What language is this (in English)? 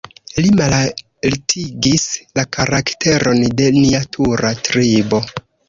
Esperanto